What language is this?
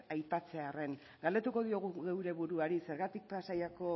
Basque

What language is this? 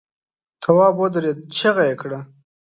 Pashto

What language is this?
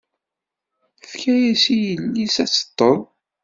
Kabyle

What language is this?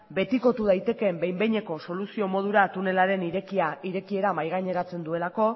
Basque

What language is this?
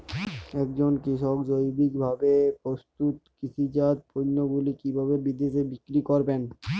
Bangla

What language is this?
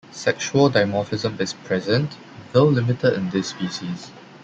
English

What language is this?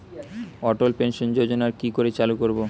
Bangla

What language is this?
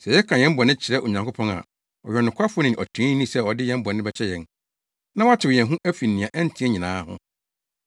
Akan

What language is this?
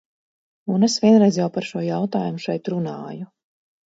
Latvian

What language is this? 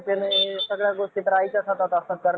Marathi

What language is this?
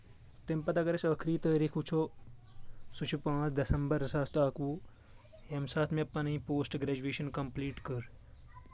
Kashmiri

